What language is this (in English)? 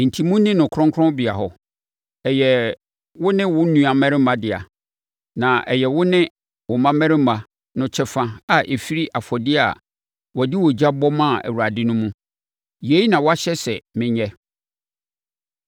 Akan